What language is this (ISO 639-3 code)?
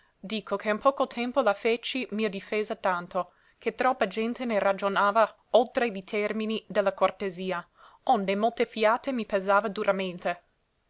ita